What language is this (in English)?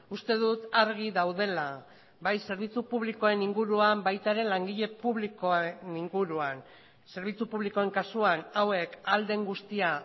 Basque